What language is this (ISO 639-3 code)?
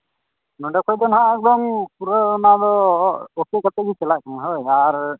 sat